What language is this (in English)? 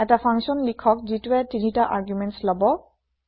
Assamese